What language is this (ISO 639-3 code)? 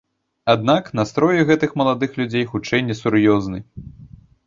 bel